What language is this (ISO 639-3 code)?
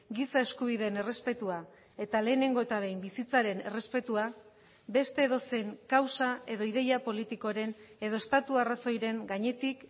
eus